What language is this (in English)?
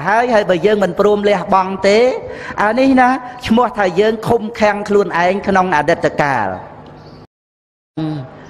Vietnamese